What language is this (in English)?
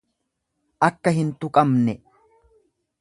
Oromo